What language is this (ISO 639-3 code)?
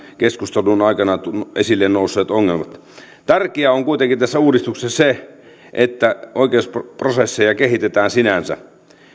fin